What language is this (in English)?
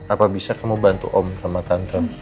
Indonesian